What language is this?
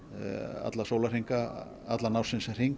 Icelandic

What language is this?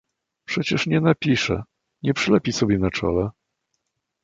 Polish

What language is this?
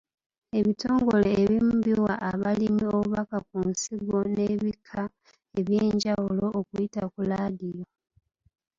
Ganda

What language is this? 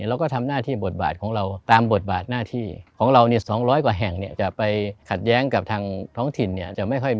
Thai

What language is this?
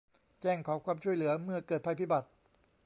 Thai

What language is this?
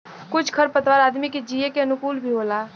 Bhojpuri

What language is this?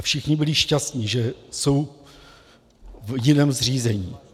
Czech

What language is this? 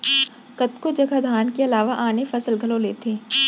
Chhattisgarhi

